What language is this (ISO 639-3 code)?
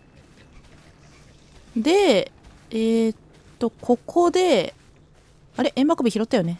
jpn